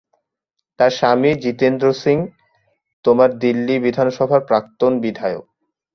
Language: Bangla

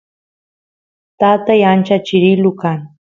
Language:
Santiago del Estero Quichua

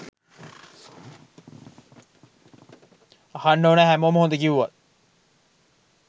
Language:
Sinhala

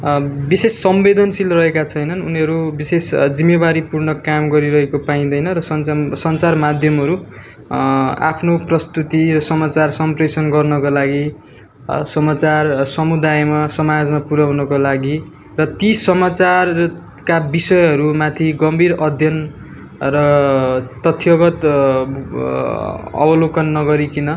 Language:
Nepali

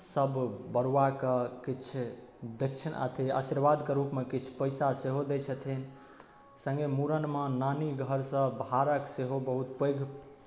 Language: Maithili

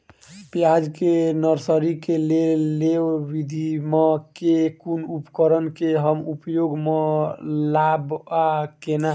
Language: Maithili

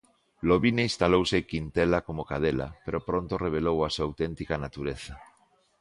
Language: Galician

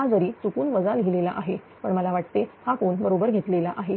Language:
Marathi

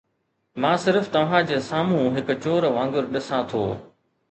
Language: Sindhi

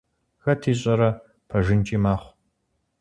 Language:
Kabardian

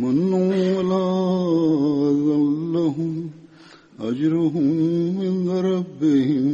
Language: Swahili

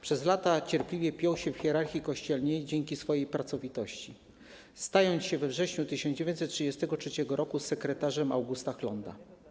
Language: Polish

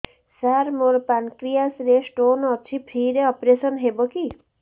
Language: Odia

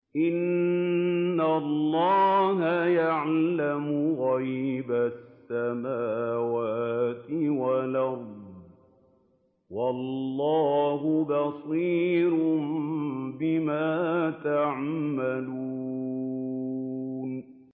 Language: Arabic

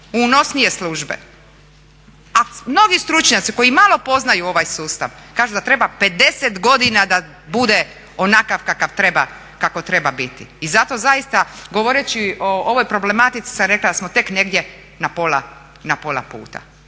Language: Croatian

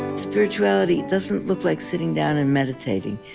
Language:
English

